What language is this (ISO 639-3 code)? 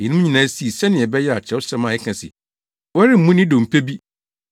aka